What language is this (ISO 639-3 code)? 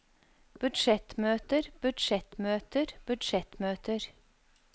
nor